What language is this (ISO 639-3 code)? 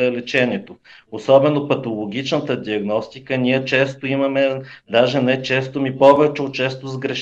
bul